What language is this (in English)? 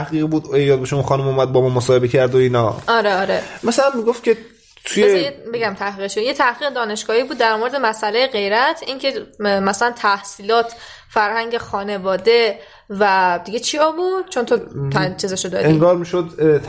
Persian